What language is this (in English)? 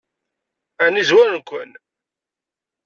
Kabyle